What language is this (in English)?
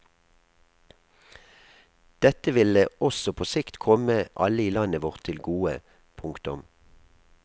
Norwegian